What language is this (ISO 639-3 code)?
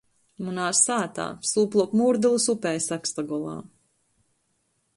ltg